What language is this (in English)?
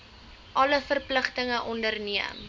Afrikaans